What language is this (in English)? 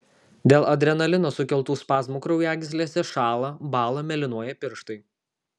Lithuanian